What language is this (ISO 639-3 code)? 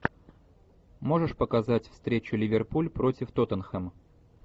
rus